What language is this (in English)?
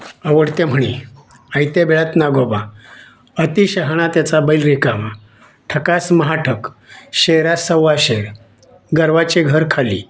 Marathi